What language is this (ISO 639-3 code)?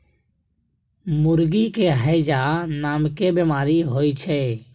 mai